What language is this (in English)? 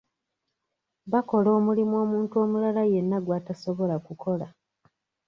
Ganda